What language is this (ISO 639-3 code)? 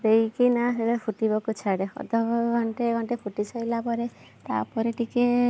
ori